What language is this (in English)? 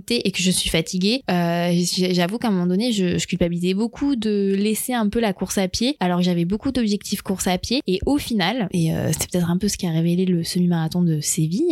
French